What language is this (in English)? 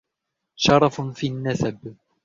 Arabic